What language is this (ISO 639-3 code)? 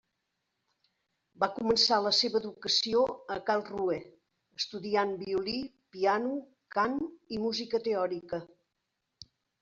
cat